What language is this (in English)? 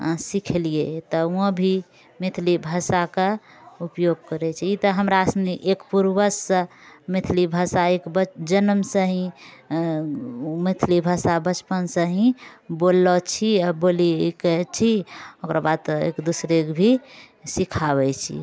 Maithili